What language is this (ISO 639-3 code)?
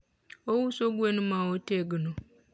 luo